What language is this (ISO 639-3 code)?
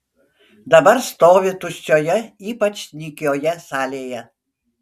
lit